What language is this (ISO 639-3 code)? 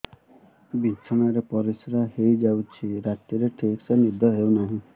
ori